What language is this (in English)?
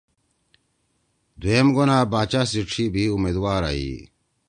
Torwali